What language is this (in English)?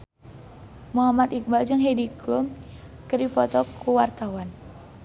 Sundanese